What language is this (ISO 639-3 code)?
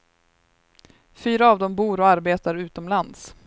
swe